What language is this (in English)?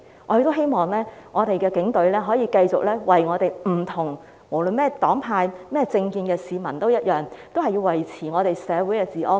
Cantonese